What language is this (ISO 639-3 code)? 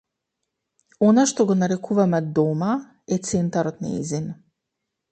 mkd